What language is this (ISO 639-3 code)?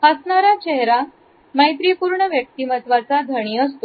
mar